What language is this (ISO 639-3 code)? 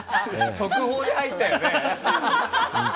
jpn